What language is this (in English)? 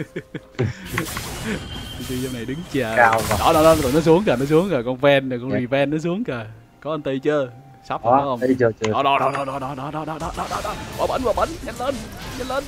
Vietnamese